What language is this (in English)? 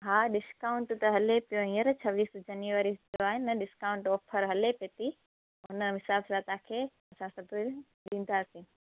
Sindhi